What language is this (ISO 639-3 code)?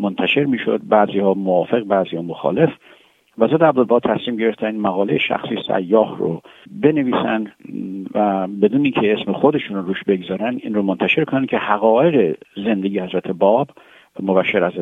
fas